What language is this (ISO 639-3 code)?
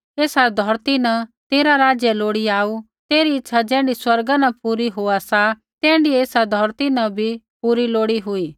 kfx